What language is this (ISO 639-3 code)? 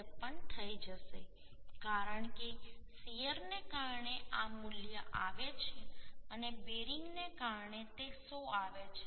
guj